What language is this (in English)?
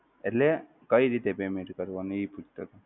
Gujarati